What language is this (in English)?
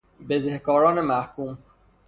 Persian